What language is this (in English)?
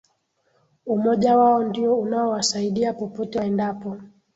Swahili